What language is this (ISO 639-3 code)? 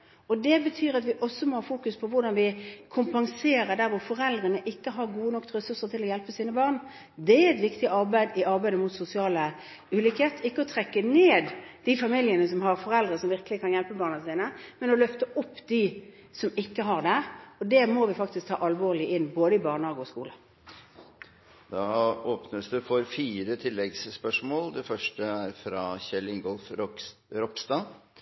nob